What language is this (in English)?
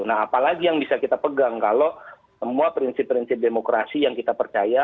Indonesian